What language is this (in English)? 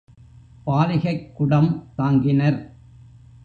Tamil